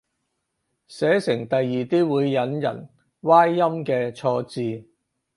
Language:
Cantonese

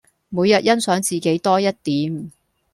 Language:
Cantonese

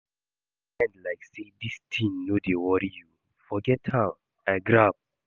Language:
Nigerian Pidgin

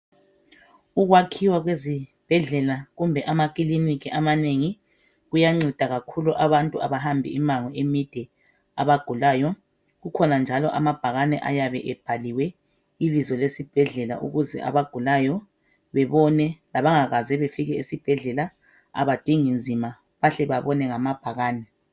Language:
North Ndebele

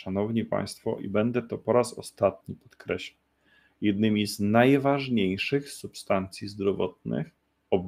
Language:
Polish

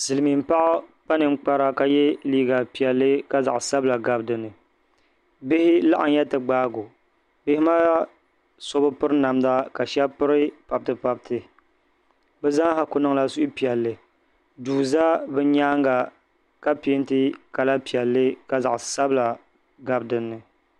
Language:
Dagbani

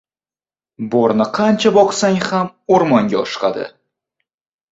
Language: Uzbek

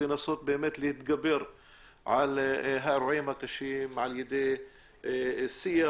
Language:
Hebrew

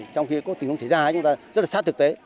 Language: Vietnamese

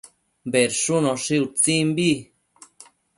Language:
Matsés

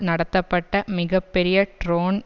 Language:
Tamil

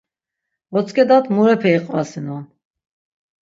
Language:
Laz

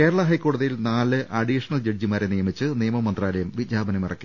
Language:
Malayalam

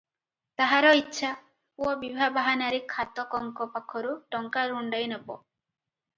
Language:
Odia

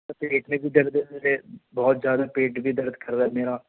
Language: Urdu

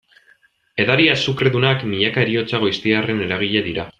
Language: Basque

